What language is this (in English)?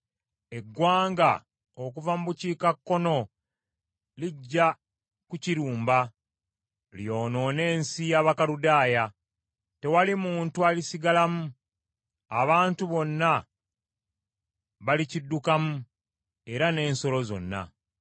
Ganda